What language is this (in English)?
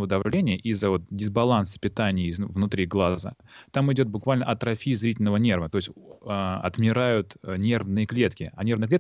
Russian